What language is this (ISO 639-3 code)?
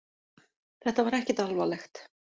isl